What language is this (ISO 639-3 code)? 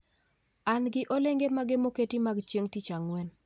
luo